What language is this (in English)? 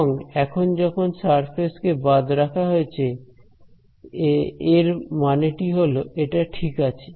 Bangla